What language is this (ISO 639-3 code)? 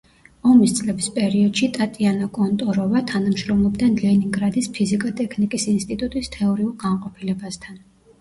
kat